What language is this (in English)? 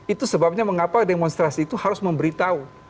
Indonesian